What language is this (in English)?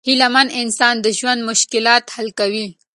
Pashto